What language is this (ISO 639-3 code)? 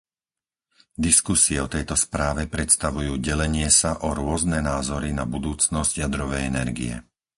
slk